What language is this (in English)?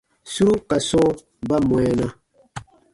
Baatonum